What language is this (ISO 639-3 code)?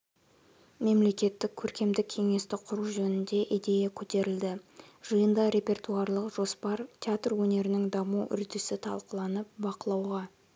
kaz